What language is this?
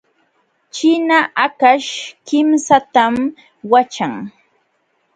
Jauja Wanca Quechua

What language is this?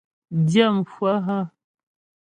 Ghomala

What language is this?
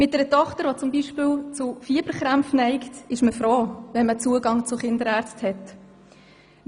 Swiss German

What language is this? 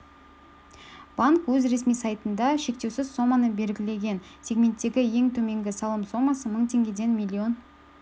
Kazakh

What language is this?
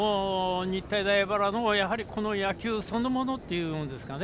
Japanese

